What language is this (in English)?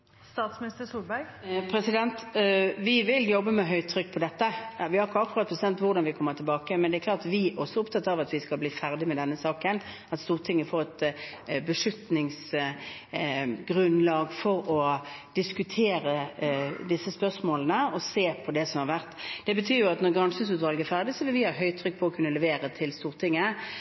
Norwegian Bokmål